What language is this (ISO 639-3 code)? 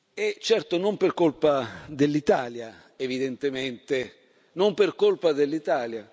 ita